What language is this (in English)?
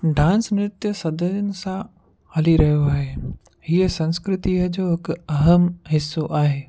Sindhi